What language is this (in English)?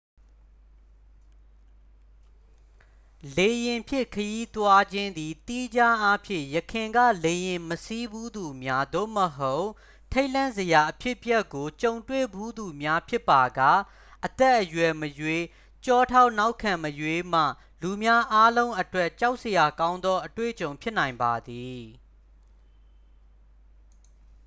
Burmese